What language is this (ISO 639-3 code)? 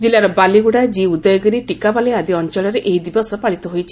ori